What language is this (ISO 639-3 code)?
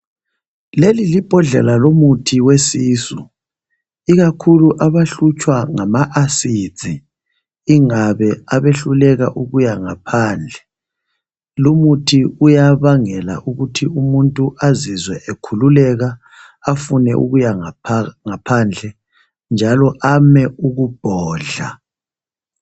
nde